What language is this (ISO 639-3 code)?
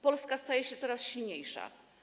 pol